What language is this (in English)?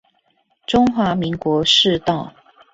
Chinese